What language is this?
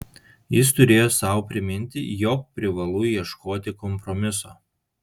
Lithuanian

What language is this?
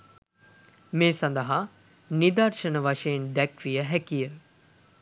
Sinhala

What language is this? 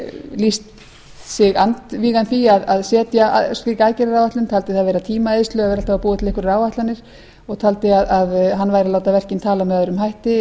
Icelandic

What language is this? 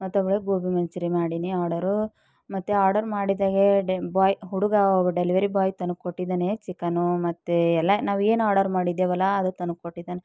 Kannada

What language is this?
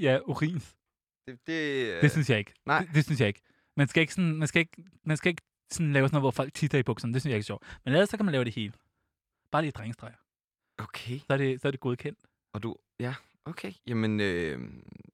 Danish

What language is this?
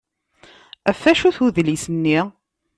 Kabyle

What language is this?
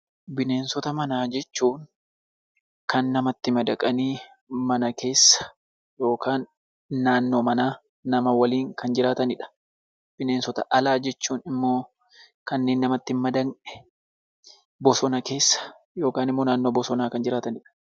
Oromo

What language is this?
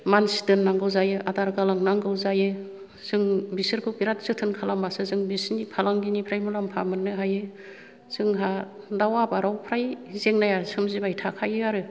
Bodo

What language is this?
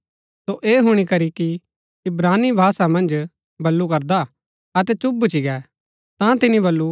Gaddi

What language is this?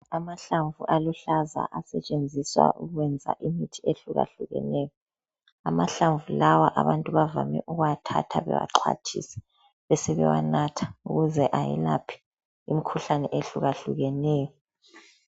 North Ndebele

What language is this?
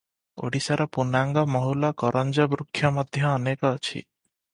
Odia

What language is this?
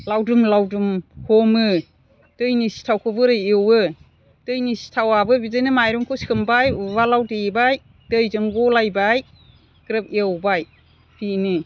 Bodo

